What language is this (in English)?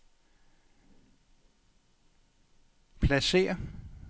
Danish